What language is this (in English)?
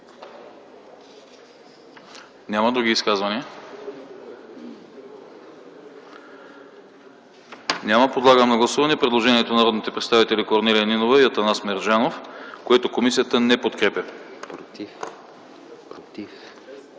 Bulgarian